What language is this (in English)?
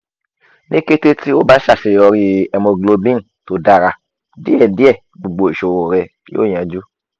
Yoruba